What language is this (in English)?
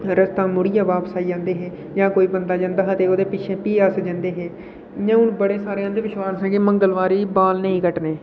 Dogri